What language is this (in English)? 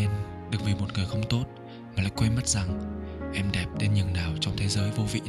Vietnamese